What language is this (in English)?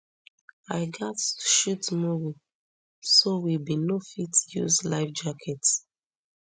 Nigerian Pidgin